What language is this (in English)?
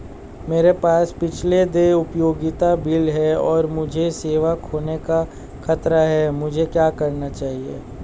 Hindi